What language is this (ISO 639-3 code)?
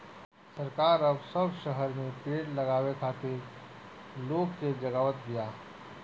bho